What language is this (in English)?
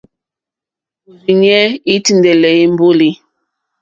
Mokpwe